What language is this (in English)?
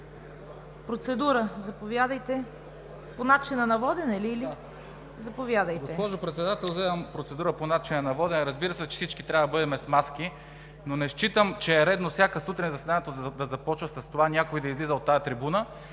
Bulgarian